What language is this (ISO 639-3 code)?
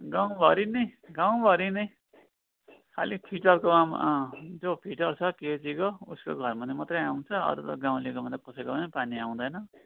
nep